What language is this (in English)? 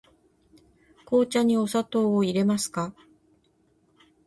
Japanese